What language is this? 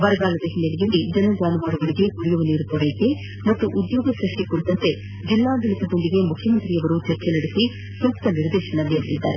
Kannada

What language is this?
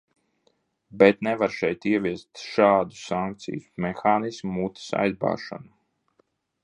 Latvian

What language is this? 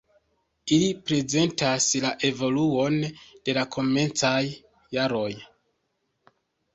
Esperanto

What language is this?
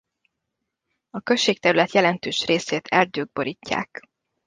Hungarian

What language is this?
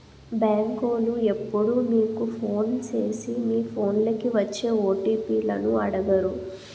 Telugu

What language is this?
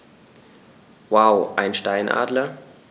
German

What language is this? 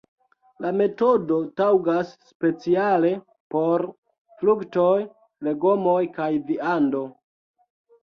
Esperanto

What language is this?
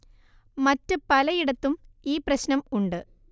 Malayalam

